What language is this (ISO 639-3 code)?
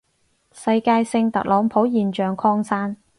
yue